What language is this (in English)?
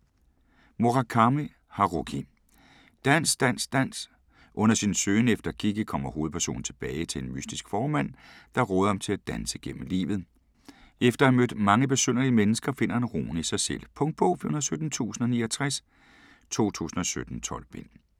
Danish